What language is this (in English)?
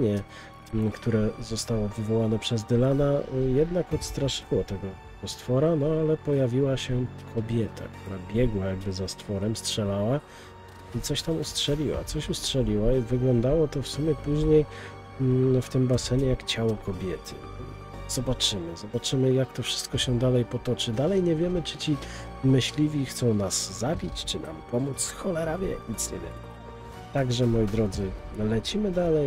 Polish